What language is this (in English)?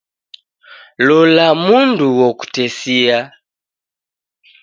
Taita